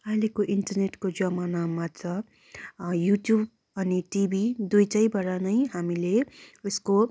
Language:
Nepali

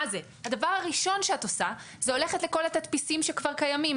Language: Hebrew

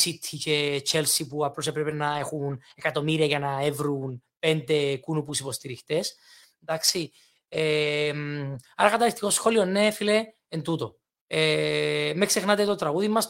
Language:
Greek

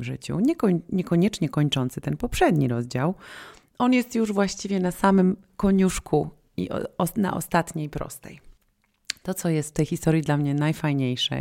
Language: Polish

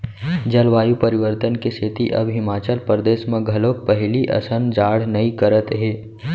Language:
Chhattisgarhi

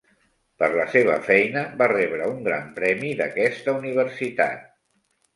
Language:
Catalan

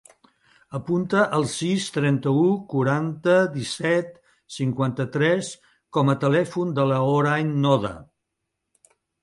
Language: Catalan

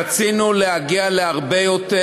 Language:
Hebrew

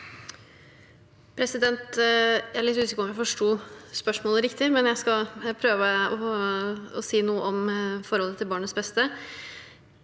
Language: Norwegian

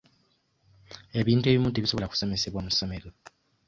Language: Ganda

